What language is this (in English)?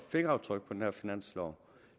Danish